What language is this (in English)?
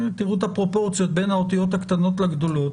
Hebrew